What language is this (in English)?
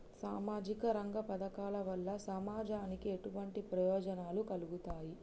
Telugu